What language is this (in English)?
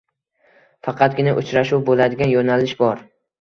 Uzbek